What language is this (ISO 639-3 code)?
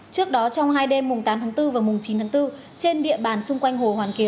vie